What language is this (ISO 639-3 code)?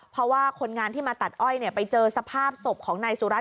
tha